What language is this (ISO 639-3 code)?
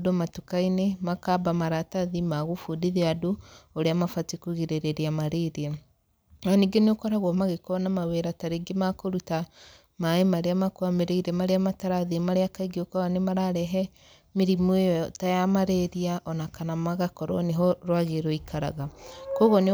kik